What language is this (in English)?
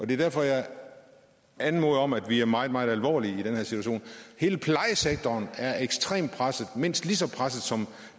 Danish